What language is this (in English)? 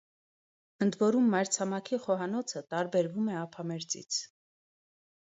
Armenian